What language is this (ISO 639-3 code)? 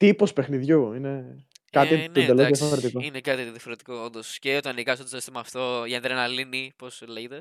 ell